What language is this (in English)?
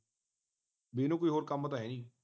Punjabi